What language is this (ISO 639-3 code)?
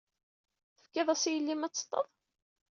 kab